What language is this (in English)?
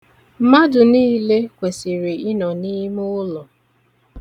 Igbo